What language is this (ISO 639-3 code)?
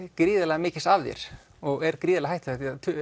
isl